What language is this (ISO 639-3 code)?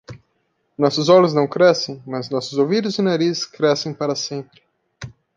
por